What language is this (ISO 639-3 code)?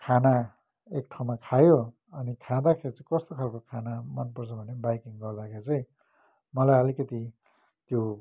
nep